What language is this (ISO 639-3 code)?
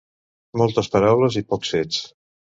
cat